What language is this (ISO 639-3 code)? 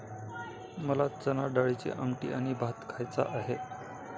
mar